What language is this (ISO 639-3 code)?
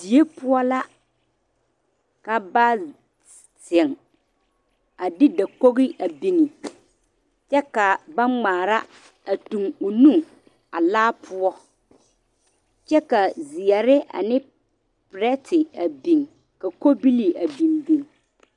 dga